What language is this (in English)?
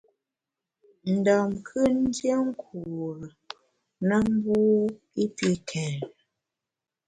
Bamun